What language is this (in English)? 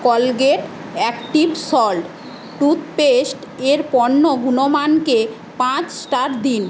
Bangla